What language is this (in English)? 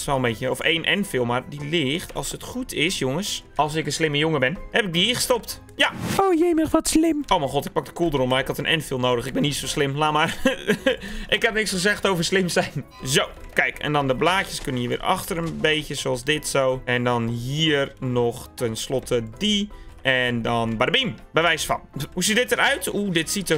Dutch